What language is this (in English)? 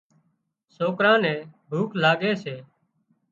Wadiyara Koli